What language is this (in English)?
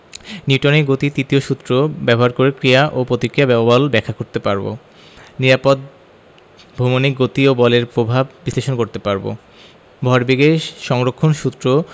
Bangla